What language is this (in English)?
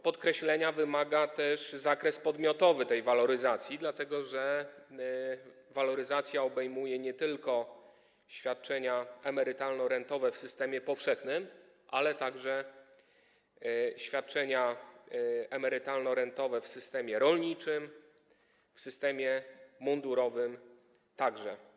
Polish